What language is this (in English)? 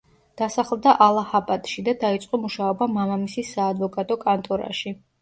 Georgian